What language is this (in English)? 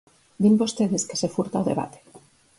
Galician